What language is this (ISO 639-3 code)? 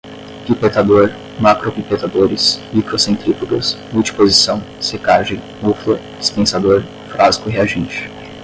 por